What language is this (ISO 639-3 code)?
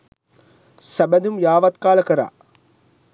sin